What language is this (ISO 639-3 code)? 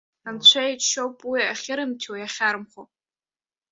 abk